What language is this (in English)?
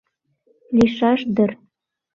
Mari